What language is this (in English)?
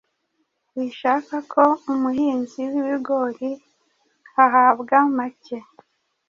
Kinyarwanda